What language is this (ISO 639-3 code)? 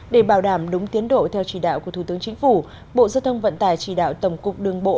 vie